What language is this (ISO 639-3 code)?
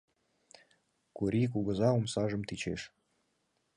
chm